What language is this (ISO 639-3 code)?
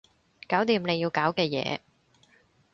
yue